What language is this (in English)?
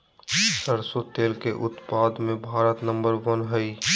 Magahi